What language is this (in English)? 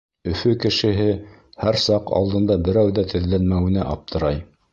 Bashkir